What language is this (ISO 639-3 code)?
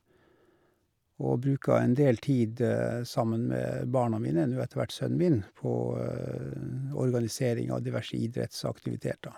nor